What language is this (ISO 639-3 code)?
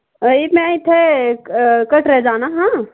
doi